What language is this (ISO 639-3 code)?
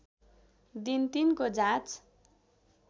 nep